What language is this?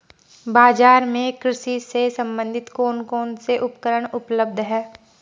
Hindi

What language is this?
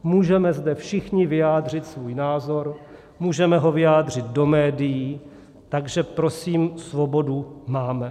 Czech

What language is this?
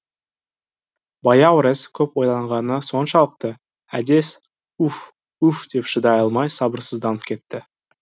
Kazakh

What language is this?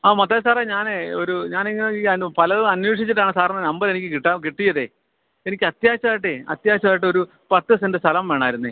Malayalam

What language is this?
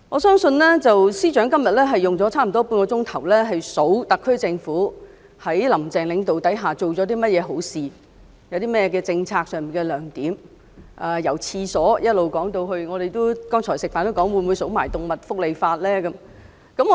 Cantonese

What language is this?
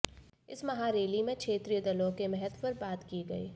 Hindi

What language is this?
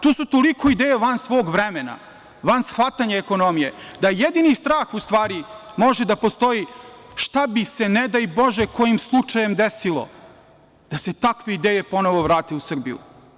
Serbian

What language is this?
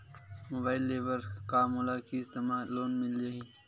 Chhattisgarhi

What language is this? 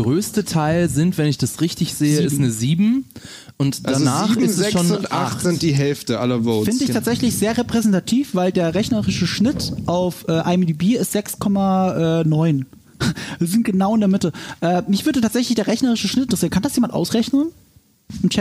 German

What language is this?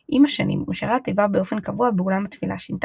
Hebrew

